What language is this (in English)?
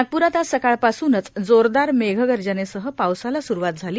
Marathi